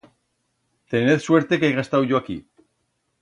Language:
Aragonese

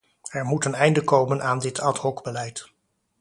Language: Dutch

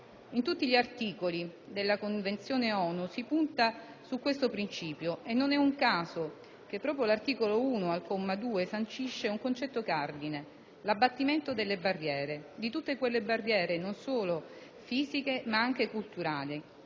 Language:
Italian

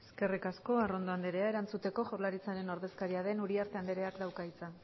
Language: Basque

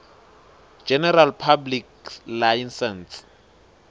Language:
Swati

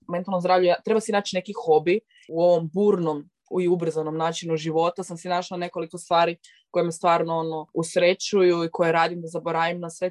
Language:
Croatian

